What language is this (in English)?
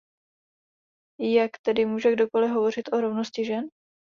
Czech